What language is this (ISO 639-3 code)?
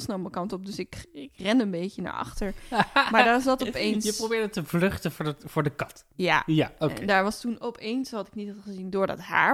nld